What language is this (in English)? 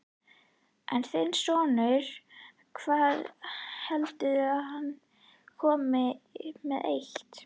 Icelandic